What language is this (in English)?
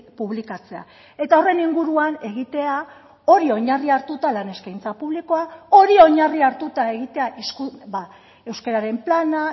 Basque